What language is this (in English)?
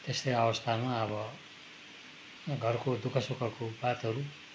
Nepali